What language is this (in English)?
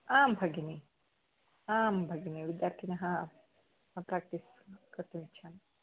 Sanskrit